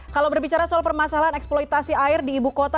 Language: Indonesian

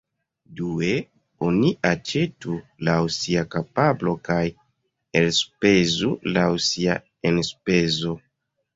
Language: Esperanto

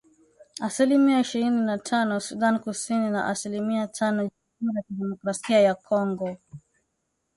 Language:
Swahili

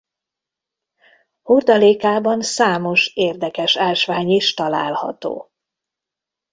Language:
Hungarian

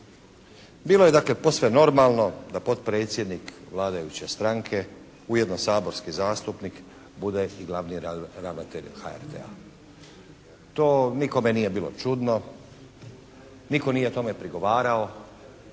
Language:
Croatian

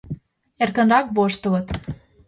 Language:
Mari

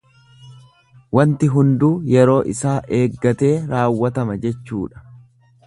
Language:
Oromo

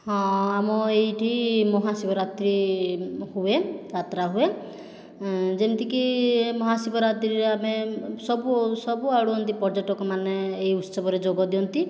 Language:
Odia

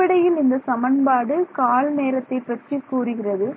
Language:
Tamil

